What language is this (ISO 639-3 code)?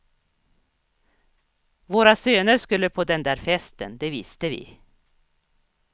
swe